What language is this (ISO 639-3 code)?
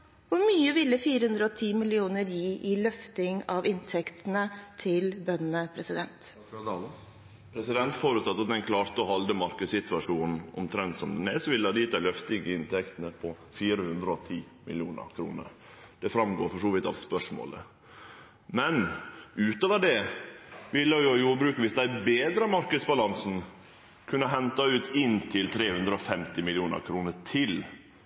nor